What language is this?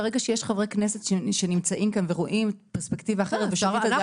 Hebrew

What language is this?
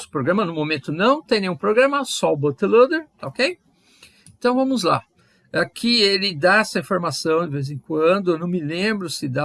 Portuguese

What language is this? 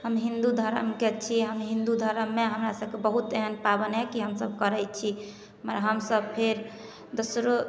Maithili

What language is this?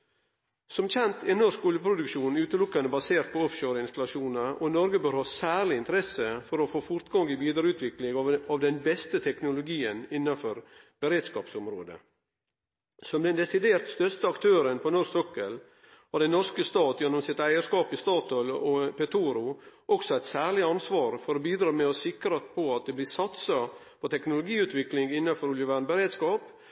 Norwegian Nynorsk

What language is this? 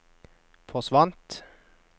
Norwegian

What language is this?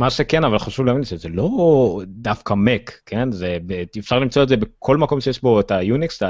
Hebrew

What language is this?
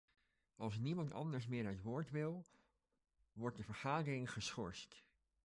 Dutch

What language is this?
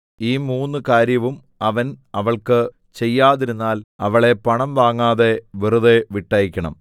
Malayalam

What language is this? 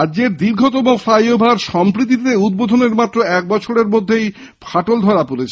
Bangla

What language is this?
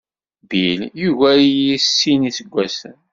Kabyle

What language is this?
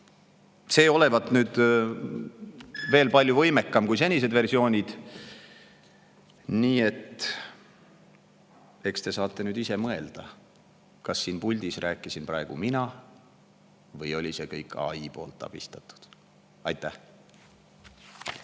Estonian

